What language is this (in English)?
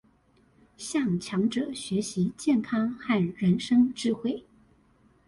Chinese